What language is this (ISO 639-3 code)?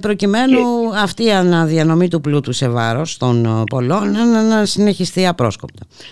ell